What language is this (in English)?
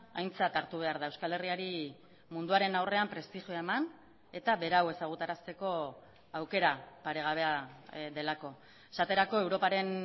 Basque